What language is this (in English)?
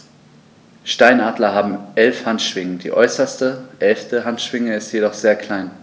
German